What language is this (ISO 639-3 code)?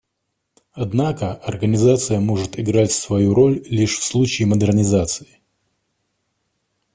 rus